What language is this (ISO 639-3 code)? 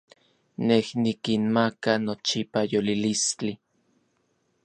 nlv